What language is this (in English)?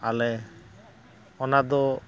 Santali